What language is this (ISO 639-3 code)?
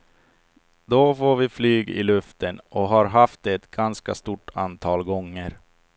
swe